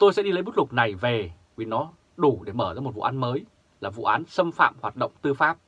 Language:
Vietnamese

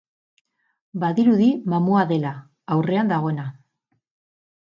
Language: Basque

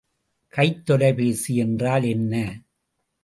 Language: Tamil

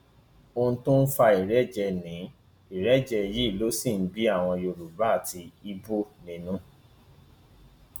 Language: Yoruba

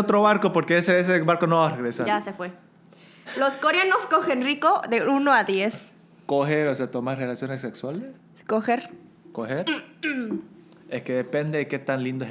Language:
Spanish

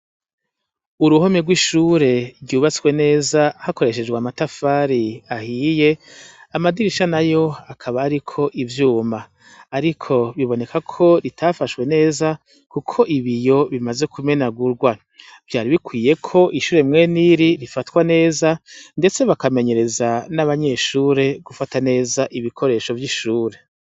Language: Rundi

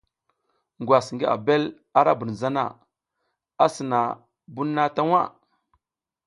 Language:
South Giziga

